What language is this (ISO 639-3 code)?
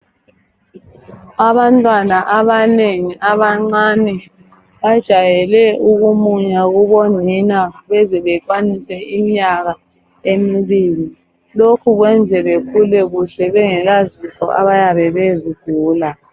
nde